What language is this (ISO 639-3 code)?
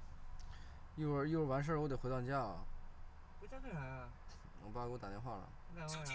zho